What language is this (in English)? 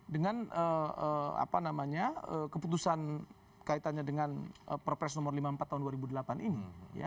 Indonesian